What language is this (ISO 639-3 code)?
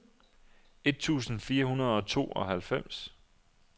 dan